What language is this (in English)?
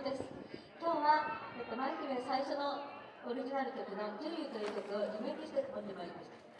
Japanese